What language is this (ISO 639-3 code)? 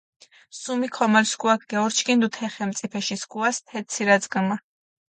xmf